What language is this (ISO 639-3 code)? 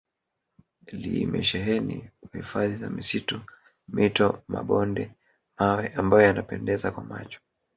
swa